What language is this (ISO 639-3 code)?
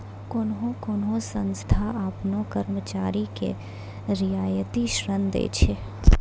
mai